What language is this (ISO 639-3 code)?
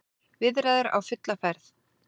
isl